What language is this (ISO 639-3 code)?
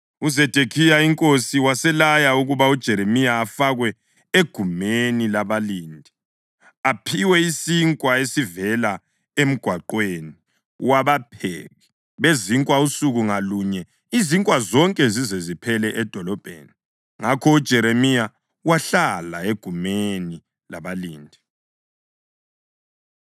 nde